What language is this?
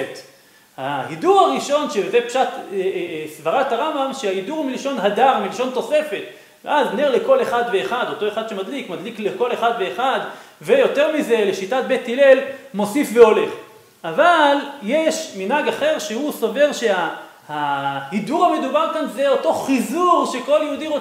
Hebrew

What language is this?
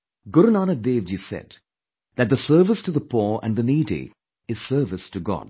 English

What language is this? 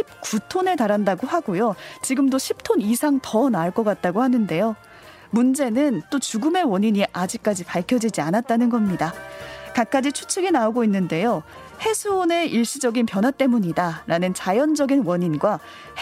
Korean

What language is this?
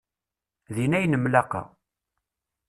Kabyle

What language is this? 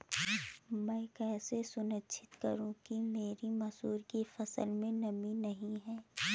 Hindi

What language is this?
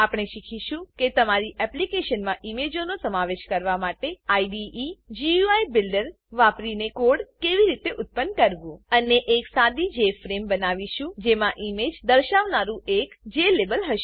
Gujarati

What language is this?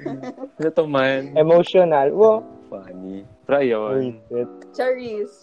Filipino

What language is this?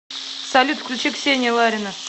Russian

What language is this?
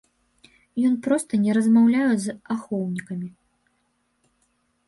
Belarusian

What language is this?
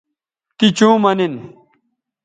Bateri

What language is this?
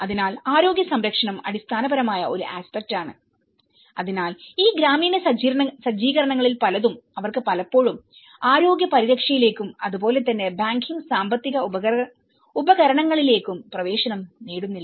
Malayalam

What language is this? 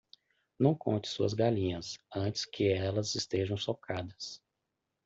Portuguese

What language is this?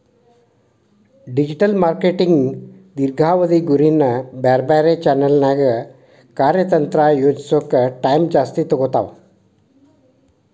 Kannada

